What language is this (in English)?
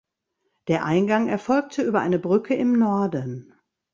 German